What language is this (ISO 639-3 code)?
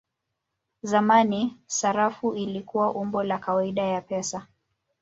swa